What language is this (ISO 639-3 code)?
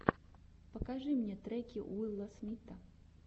rus